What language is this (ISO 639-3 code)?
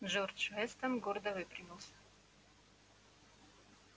rus